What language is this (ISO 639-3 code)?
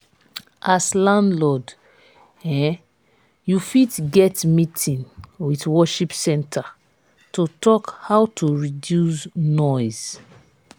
pcm